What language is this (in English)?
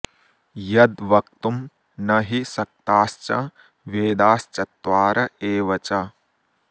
Sanskrit